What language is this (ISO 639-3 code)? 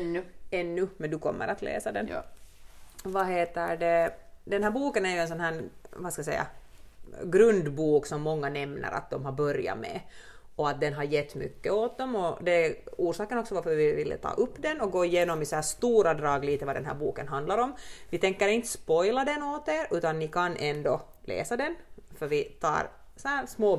swe